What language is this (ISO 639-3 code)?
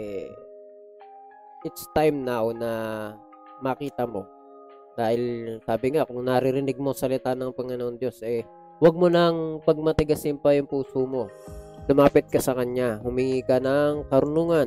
fil